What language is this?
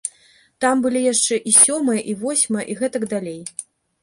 Belarusian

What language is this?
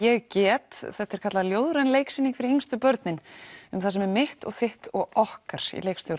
Icelandic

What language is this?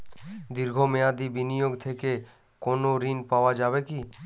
Bangla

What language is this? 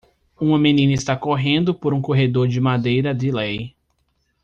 Portuguese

